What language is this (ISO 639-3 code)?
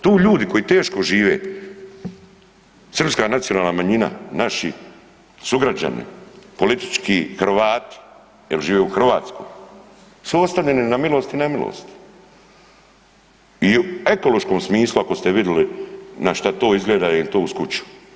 hrv